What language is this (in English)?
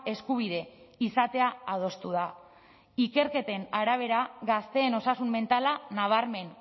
Basque